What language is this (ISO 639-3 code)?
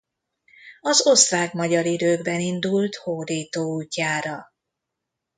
hun